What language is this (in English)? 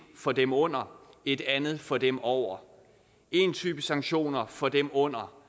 Danish